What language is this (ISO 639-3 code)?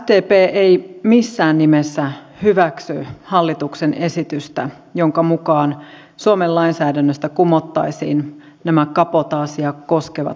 fin